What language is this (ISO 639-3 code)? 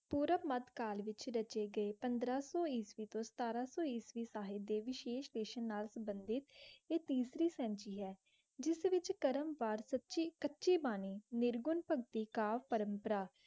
pan